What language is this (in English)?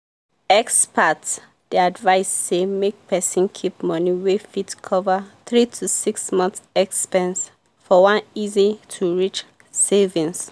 Nigerian Pidgin